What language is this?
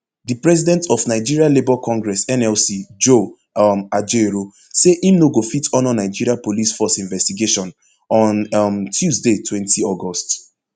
Nigerian Pidgin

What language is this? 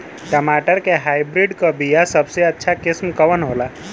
Bhojpuri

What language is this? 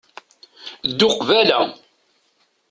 Kabyle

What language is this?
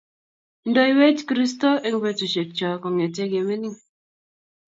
Kalenjin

